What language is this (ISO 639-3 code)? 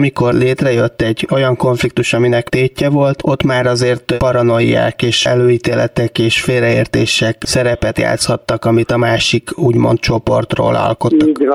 hun